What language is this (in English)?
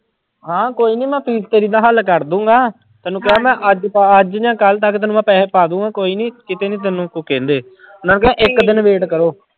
Punjabi